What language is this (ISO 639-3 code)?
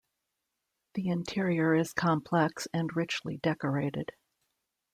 eng